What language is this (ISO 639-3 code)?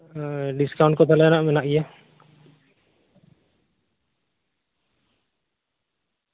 sat